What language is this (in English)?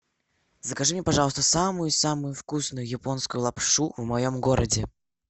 Russian